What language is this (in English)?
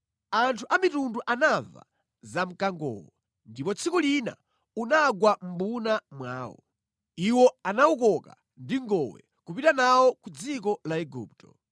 Nyanja